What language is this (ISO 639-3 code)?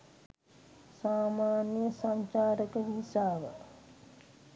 sin